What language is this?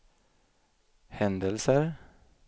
Swedish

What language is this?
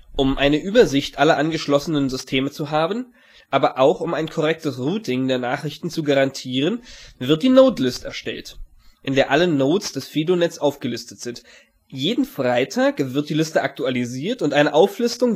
German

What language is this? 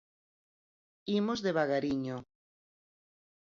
Galician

